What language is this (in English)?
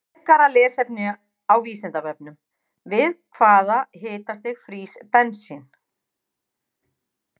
Icelandic